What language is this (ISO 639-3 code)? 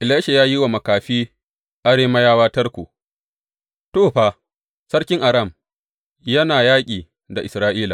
hau